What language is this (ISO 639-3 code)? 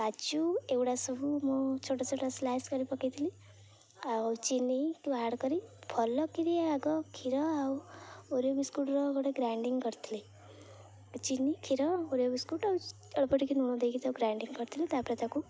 ori